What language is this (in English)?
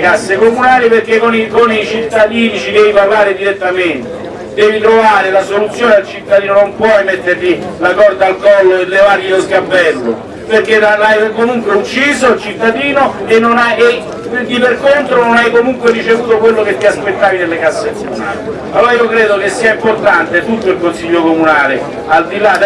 Italian